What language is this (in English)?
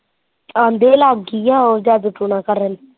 Punjabi